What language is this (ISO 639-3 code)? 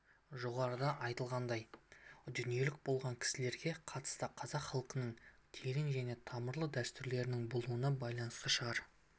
kaz